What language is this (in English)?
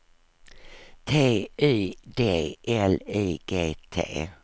Swedish